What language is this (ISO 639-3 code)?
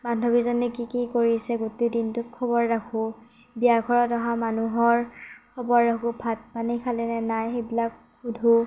asm